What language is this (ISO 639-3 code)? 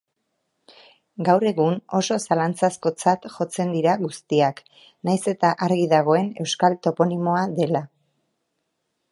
eus